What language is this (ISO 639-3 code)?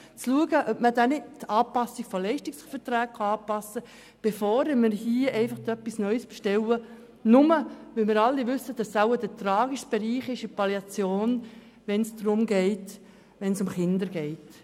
gsw